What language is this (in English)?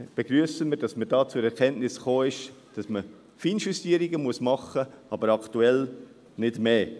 Swiss German